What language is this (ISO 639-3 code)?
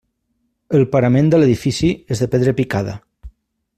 cat